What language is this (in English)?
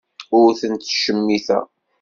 Kabyle